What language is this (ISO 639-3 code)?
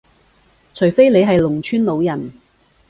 yue